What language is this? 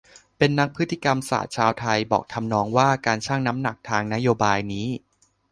Thai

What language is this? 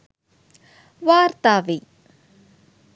Sinhala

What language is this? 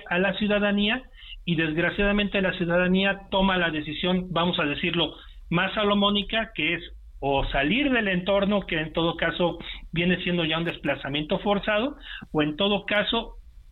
Spanish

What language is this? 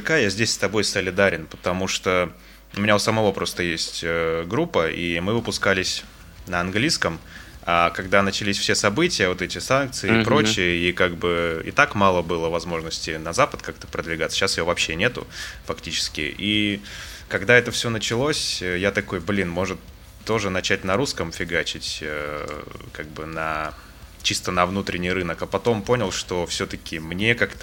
Russian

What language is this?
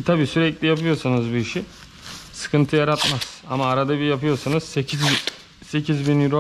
Turkish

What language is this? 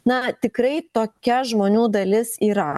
Lithuanian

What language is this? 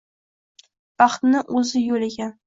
Uzbek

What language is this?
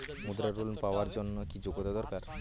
Bangla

